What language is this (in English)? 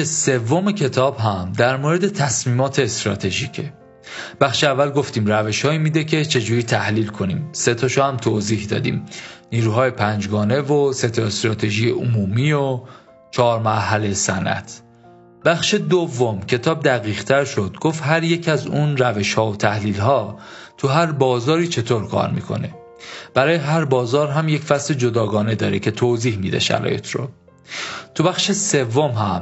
Persian